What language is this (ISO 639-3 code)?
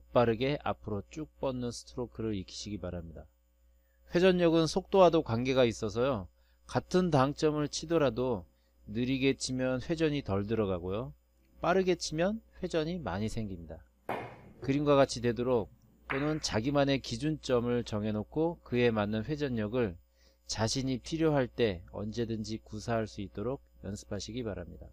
kor